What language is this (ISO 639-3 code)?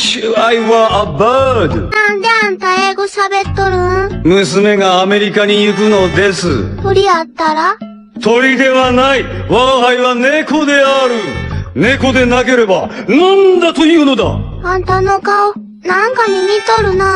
jpn